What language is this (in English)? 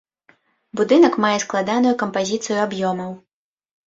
Belarusian